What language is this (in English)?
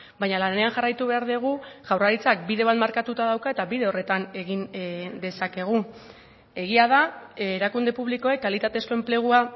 Basque